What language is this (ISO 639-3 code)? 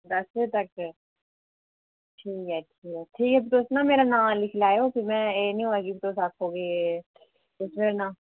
doi